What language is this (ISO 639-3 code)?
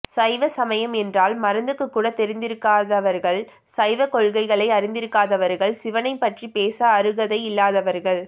tam